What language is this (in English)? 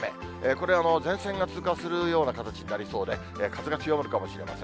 Japanese